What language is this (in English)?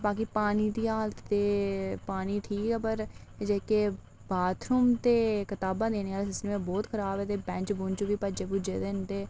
Dogri